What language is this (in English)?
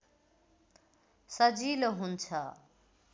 Nepali